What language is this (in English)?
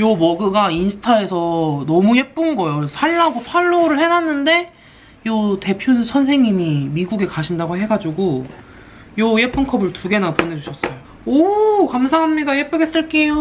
Korean